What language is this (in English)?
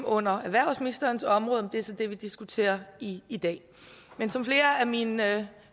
Danish